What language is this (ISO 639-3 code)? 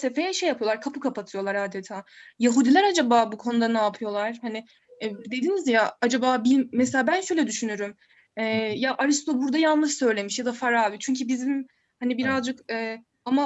tur